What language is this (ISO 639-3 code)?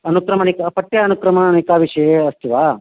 san